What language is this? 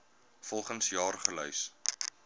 Afrikaans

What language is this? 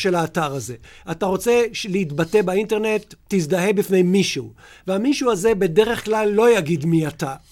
Hebrew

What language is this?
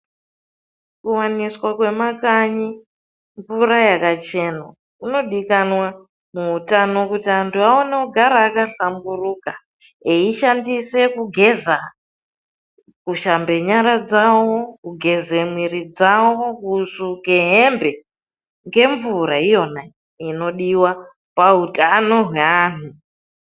Ndau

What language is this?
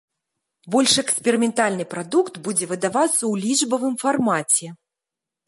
Belarusian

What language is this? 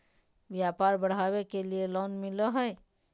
Magahi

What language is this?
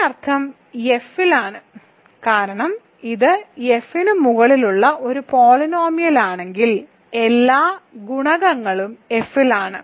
Malayalam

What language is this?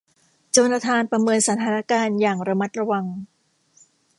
Thai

